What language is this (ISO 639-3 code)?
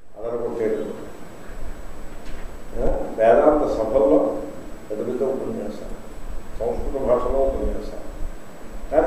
ell